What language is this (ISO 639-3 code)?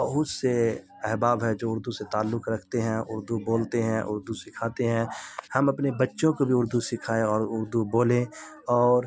urd